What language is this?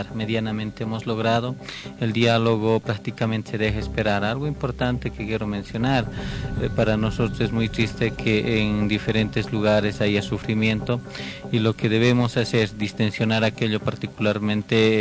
Spanish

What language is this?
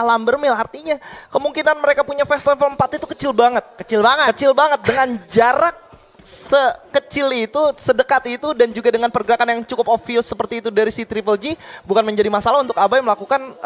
Indonesian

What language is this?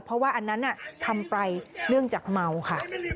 Thai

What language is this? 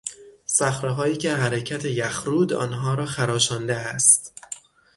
Persian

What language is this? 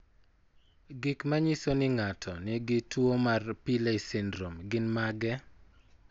Luo (Kenya and Tanzania)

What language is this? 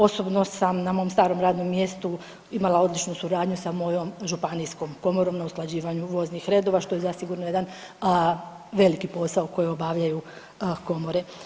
Croatian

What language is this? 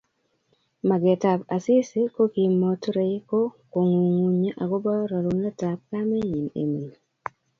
Kalenjin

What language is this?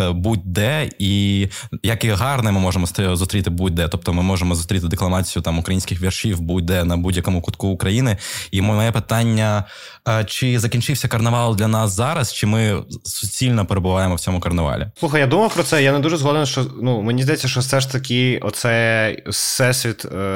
Ukrainian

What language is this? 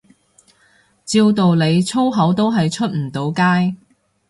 Cantonese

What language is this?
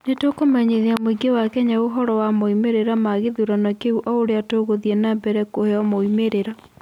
Kikuyu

